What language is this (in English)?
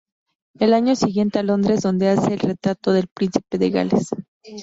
Spanish